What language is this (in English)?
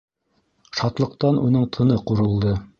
Bashkir